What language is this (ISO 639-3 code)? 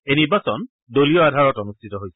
asm